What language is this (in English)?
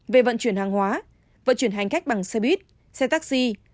Vietnamese